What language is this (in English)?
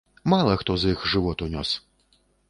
Belarusian